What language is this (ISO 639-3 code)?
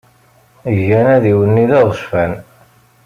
kab